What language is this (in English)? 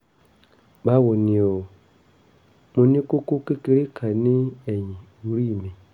Yoruba